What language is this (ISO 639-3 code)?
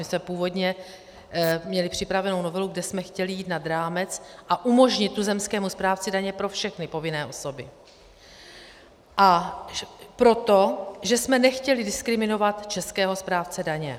ces